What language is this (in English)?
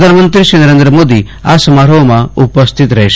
Gujarati